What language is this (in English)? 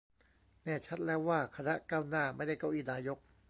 Thai